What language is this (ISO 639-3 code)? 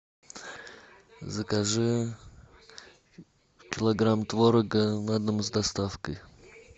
rus